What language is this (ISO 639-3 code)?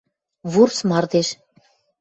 mrj